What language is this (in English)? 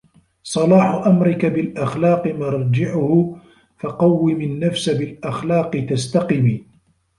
Arabic